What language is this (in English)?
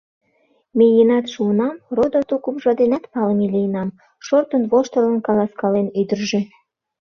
Mari